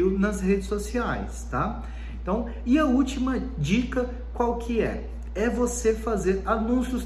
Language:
Portuguese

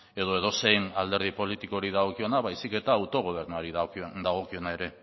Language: Basque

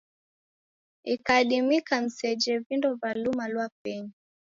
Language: Taita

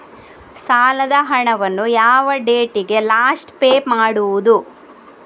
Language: Kannada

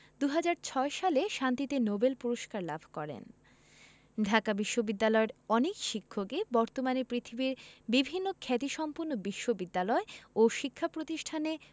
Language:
Bangla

